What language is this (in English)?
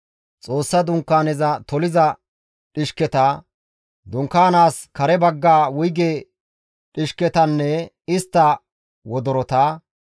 Gamo